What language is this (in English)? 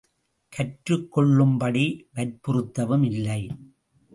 Tamil